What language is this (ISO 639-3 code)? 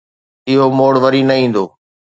snd